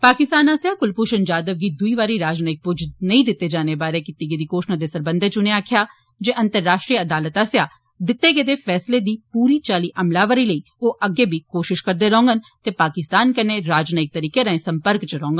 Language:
Dogri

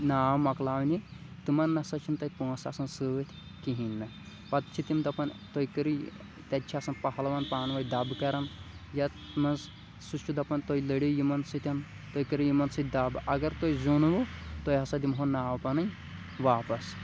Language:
Kashmiri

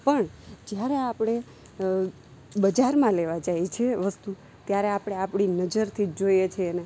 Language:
Gujarati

